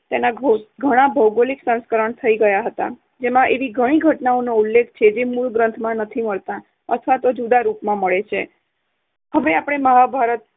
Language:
Gujarati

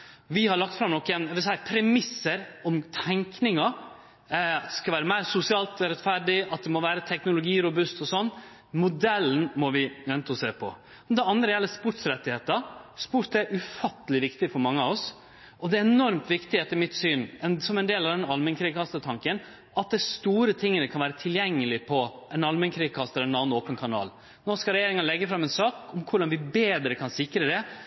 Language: Norwegian Nynorsk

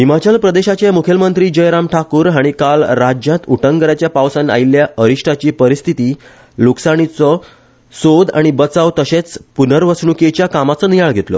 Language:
Konkani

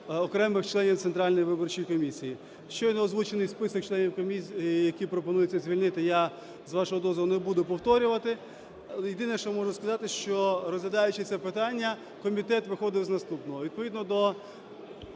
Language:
Ukrainian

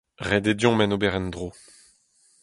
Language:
Breton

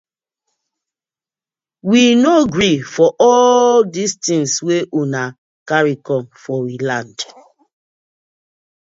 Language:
Nigerian Pidgin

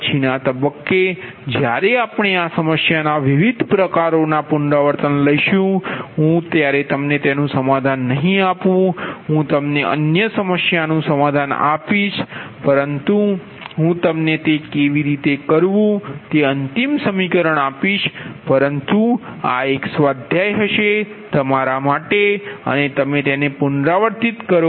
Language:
Gujarati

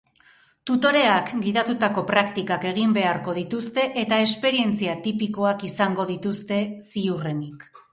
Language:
Basque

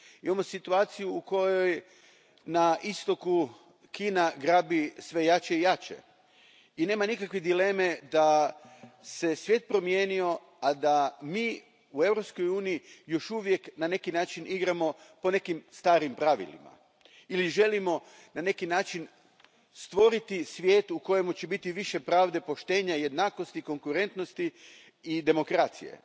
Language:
Croatian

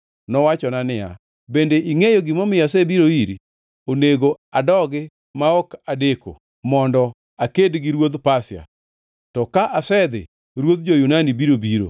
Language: Luo (Kenya and Tanzania)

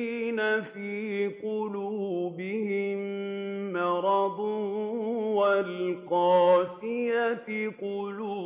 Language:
Arabic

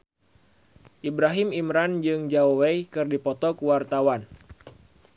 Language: Sundanese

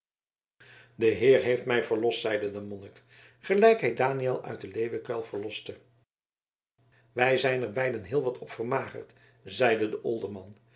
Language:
Dutch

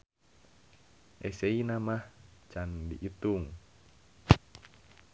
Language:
Sundanese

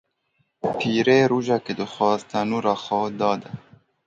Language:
Kurdish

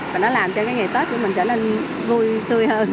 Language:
Vietnamese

